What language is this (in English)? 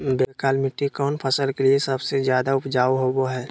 Magahi